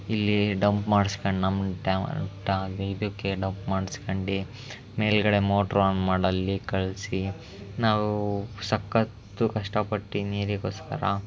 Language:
Kannada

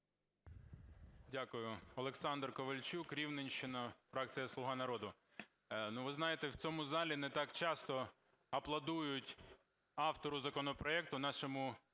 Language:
Ukrainian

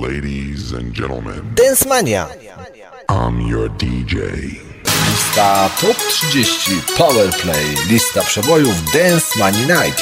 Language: Polish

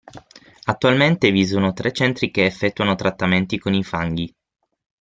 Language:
Italian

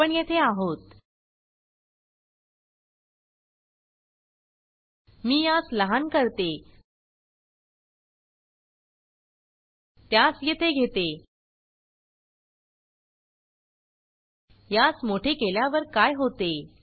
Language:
Marathi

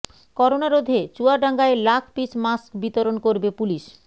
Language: Bangla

